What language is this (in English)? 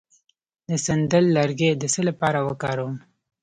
Pashto